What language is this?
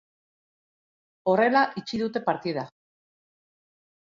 Basque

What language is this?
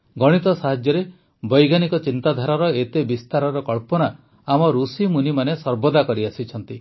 Odia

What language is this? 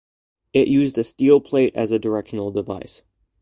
English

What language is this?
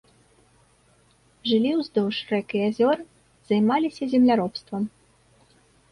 Belarusian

